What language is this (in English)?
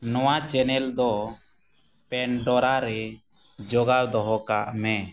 Santali